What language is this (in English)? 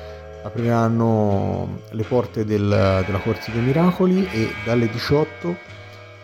Italian